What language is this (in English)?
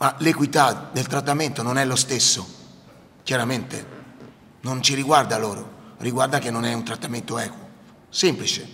Italian